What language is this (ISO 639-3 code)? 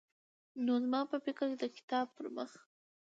pus